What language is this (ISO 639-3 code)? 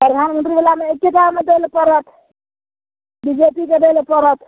mai